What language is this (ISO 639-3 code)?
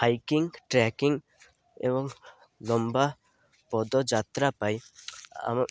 ori